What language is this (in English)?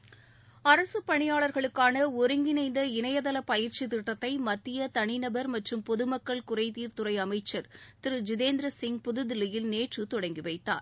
Tamil